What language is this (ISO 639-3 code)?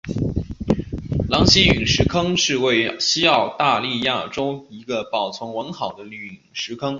zho